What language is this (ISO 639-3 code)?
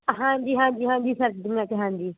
pan